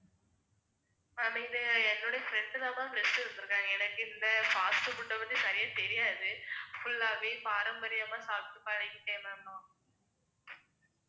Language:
Tamil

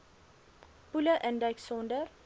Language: Afrikaans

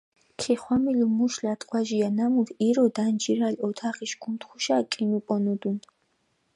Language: Mingrelian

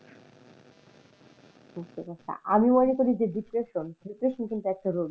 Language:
Bangla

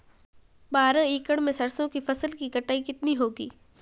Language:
Hindi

